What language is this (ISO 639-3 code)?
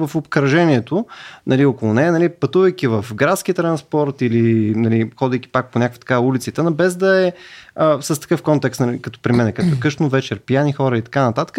bul